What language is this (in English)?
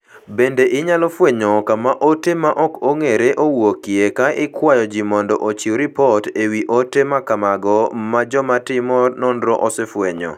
Luo (Kenya and Tanzania)